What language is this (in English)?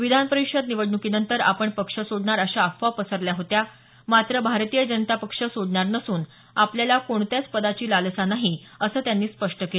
Marathi